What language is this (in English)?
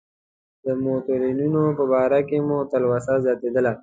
Pashto